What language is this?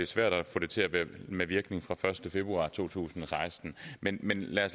Danish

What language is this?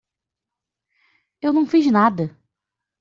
Portuguese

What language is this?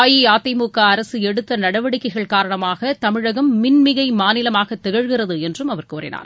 Tamil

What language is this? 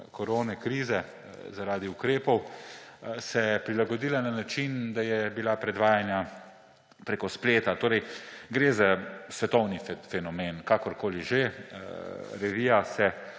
Slovenian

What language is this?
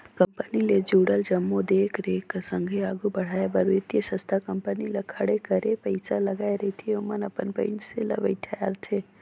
Chhattisgarhi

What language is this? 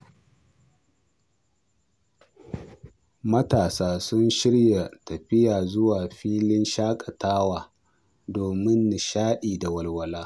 Hausa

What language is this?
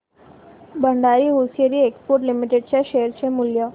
Marathi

